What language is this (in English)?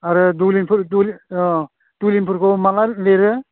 Bodo